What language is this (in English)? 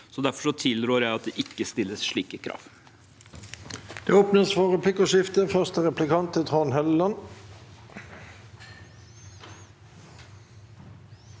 Norwegian